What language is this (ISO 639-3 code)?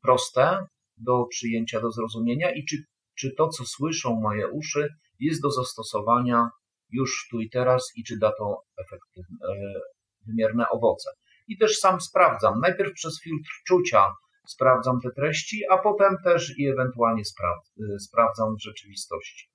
pol